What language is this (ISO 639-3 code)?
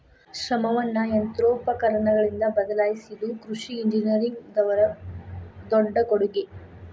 kan